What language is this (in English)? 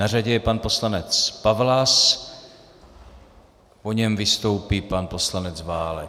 Czech